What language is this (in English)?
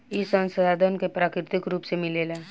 Bhojpuri